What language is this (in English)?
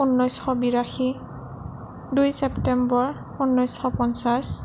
Assamese